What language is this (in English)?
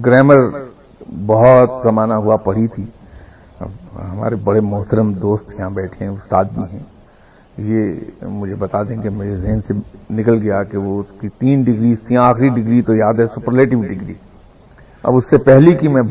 Urdu